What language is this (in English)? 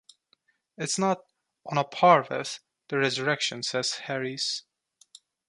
English